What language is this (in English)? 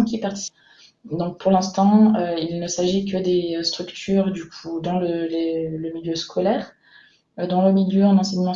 French